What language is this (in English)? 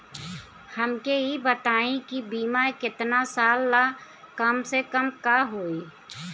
Bhojpuri